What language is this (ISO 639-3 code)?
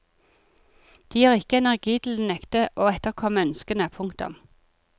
nor